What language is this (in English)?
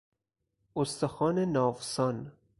Persian